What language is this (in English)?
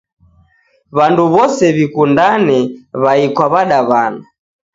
Taita